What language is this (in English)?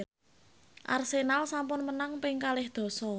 Javanese